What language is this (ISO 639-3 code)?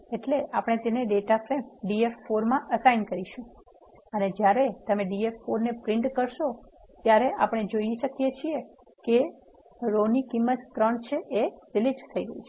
guj